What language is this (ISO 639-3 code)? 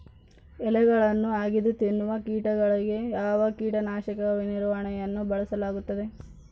kan